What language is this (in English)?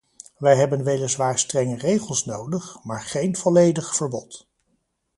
Dutch